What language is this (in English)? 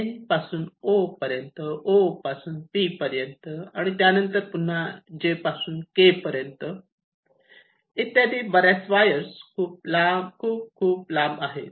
Marathi